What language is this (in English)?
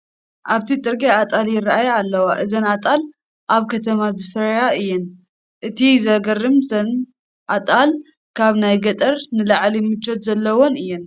Tigrinya